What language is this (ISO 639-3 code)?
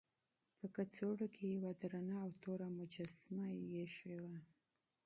pus